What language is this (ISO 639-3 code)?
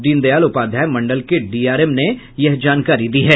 hin